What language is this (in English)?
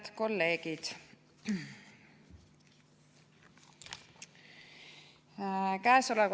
Estonian